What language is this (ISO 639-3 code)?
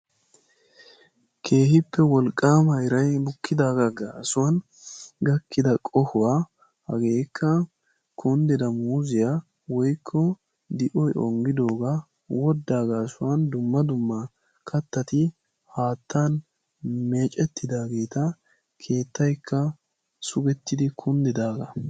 wal